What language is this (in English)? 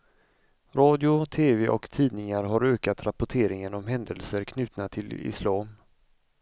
Swedish